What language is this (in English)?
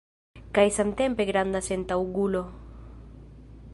Esperanto